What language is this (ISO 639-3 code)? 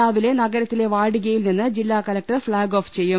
mal